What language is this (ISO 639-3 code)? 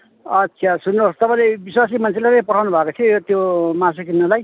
nep